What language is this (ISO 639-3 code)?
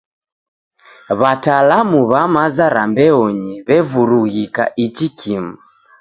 dav